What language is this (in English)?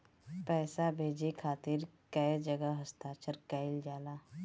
Bhojpuri